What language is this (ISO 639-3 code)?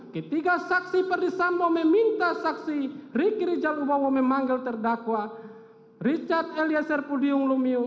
ind